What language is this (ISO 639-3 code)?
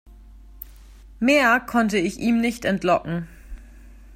deu